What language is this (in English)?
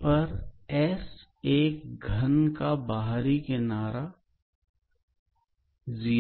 Hindi